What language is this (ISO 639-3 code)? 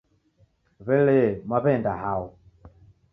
dav